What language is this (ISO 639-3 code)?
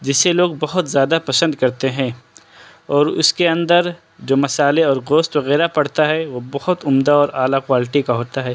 urd